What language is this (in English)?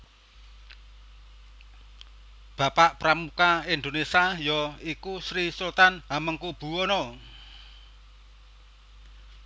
Javanese